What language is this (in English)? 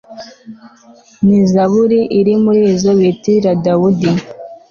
Kinyarwanda